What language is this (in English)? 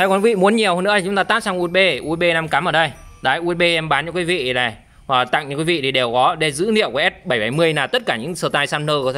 Vietnamese